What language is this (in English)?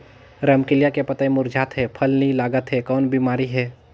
Chhattisgarhi